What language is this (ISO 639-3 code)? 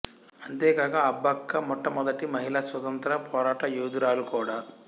tel